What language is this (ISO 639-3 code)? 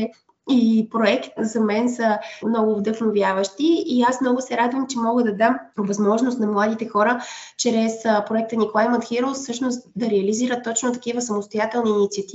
bul